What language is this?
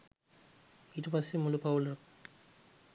Sinhala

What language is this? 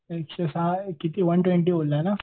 Marathi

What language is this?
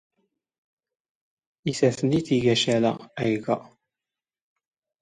Standard Moroccan Tamazight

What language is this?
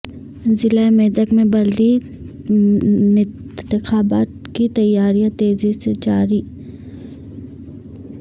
Urdu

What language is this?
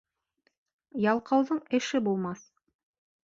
Bashkir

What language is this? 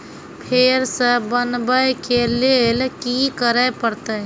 Maithili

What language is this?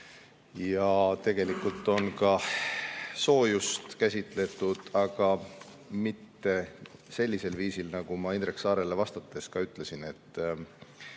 Estonian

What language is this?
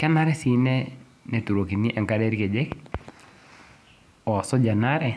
Masai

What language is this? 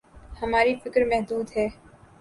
Urdu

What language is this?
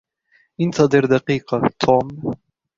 Arabic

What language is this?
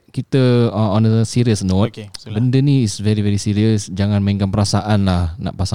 Malay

